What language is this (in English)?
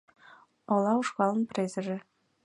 Mari